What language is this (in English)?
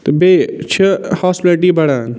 Kashmiri